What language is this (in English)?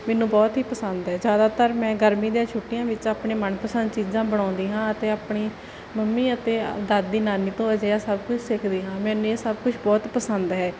Punjabi